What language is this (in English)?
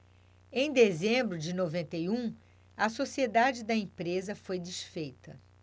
Portuguese